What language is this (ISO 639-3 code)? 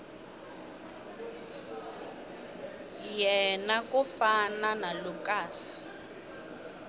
tso